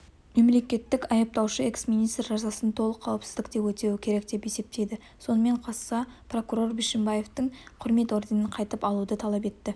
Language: Kazakh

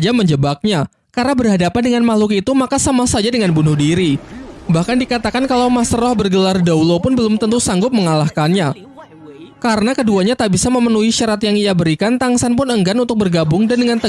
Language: Indonesian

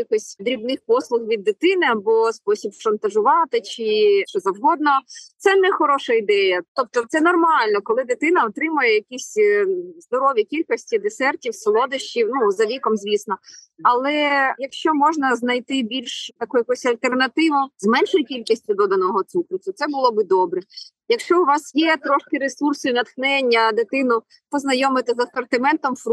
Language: Ukrainian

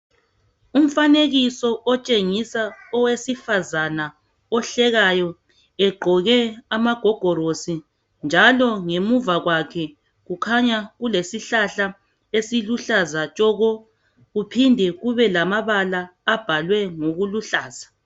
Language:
North Ndebele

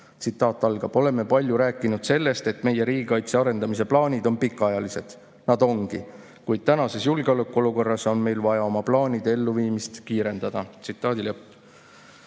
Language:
Estonian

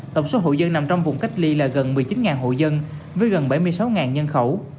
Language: Vietnamese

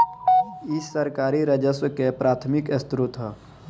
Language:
Bhojpuri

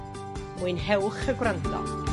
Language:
Welsh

